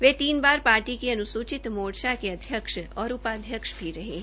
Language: Hindi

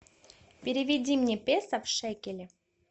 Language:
Russian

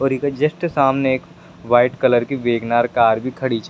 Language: Rajasthani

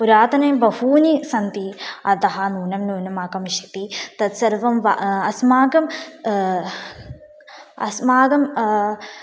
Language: Sanskrit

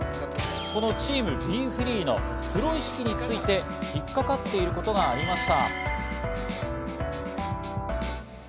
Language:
Japanese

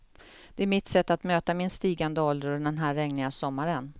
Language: Swedish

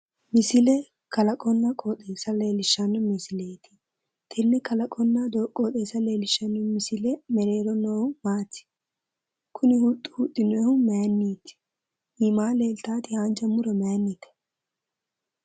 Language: Sidamo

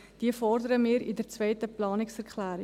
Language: Swiss German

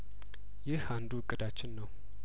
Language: Amharic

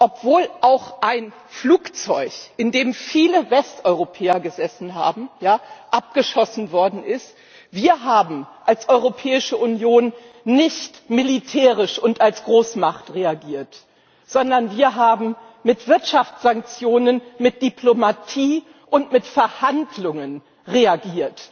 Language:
German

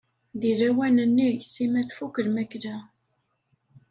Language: Kabyle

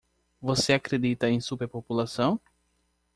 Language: Portuguese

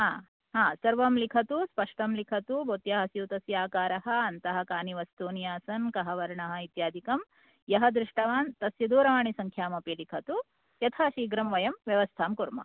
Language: Sanskrit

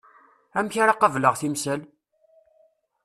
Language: Kabyle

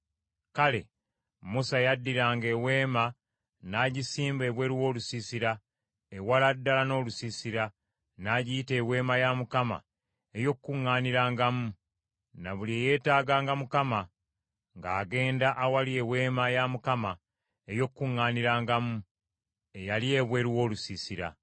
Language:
Ganda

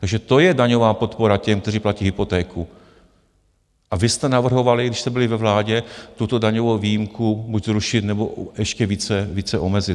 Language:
Czech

